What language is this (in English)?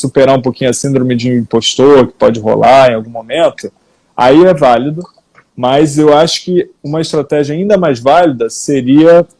Portuguese